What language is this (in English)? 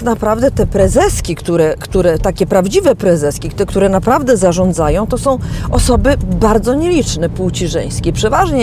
Polish